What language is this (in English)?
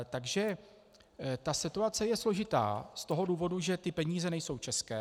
Czech